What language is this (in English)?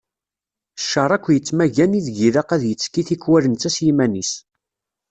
Kabyle